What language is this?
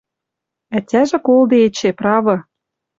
Western Mari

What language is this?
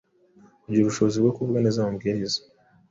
Kinyarwanda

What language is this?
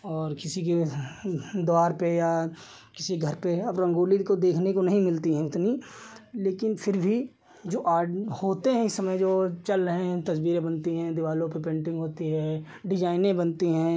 Hindi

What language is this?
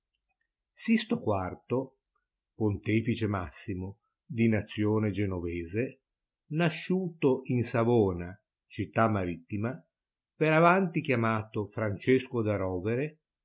Italian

